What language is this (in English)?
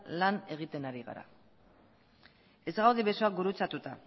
Basque